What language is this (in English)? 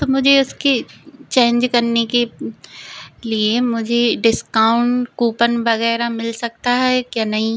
Hindi